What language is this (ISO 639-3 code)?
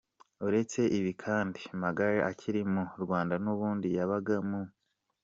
kin